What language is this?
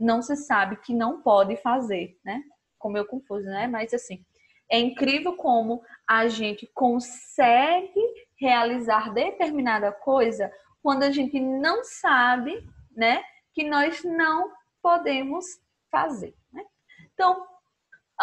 Portuguese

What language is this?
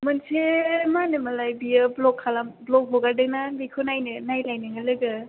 Bodo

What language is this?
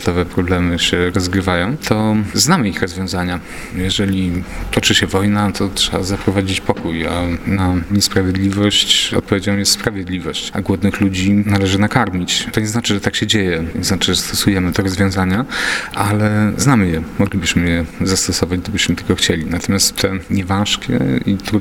Polish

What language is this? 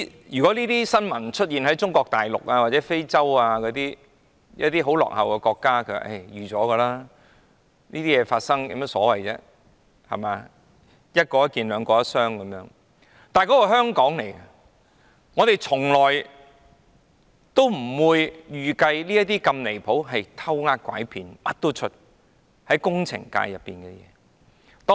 Cantonese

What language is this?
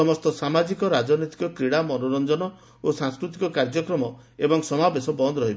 Odia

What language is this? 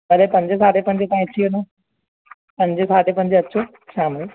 Sindhi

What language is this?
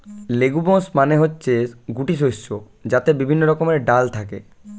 Bangla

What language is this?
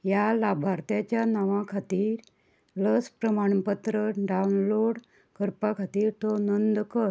Konkani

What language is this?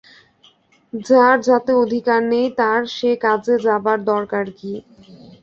Bangla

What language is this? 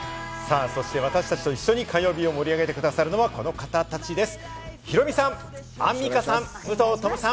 Japanese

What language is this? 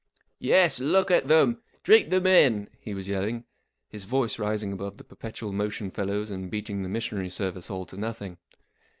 English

